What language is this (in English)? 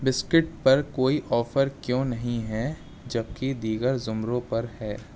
Urdu